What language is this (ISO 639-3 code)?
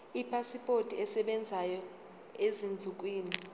zul